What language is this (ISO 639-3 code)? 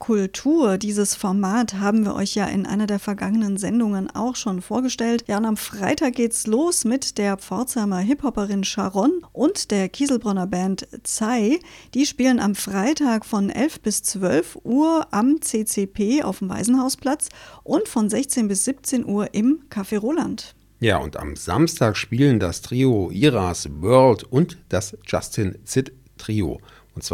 deu